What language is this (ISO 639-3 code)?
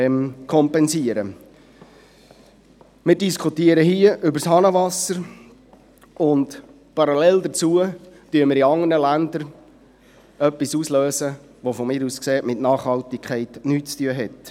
gsw